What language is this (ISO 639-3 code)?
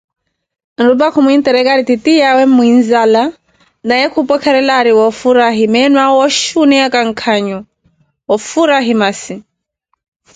eko